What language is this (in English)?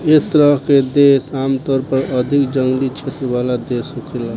Bhojpuri